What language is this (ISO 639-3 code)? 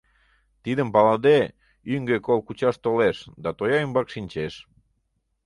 chm